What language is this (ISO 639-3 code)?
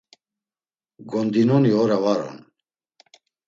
lzz